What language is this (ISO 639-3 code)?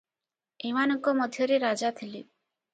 ori